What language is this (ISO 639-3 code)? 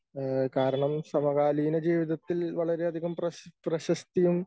mal